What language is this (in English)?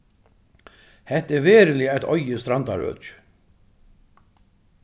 Faroese